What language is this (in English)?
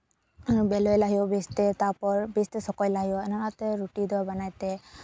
Santali